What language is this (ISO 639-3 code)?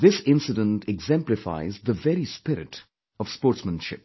eng